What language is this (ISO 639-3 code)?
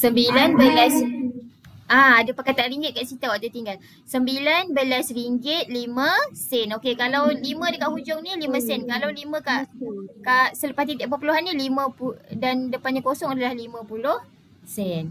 msa